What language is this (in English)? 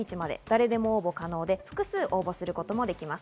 Japanese